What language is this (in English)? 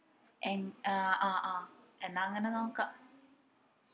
Malayalam